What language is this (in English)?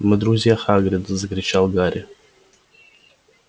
Russian